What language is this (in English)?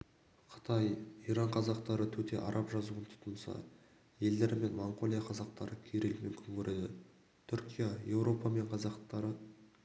Kazakh